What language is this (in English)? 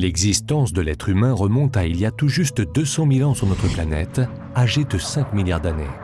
French